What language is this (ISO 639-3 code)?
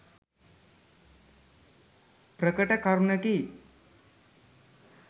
sin